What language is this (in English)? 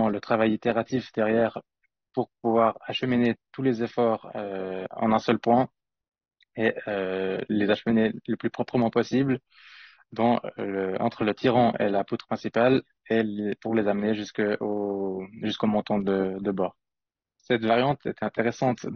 French